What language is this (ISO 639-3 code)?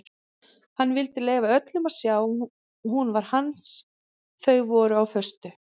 isl